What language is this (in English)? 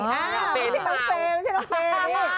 Thai